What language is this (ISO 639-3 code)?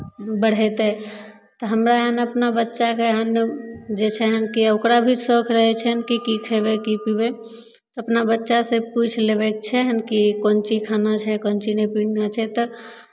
mai